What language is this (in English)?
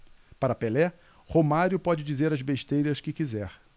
Portuguese